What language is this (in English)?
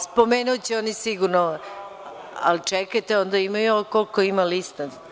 Serbian